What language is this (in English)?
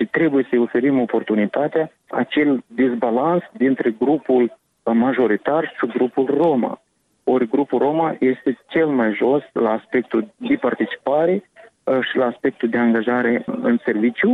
Romanian